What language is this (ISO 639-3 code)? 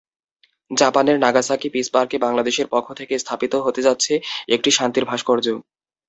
ben